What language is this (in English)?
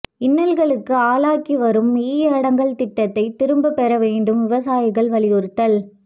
Tamil